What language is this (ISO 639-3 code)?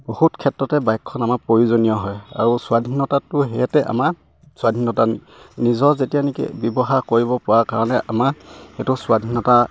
asm